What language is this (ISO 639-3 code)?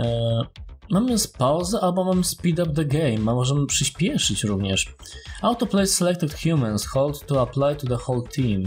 pol